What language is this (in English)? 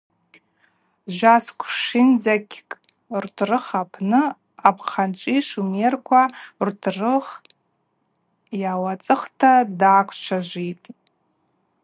Abaza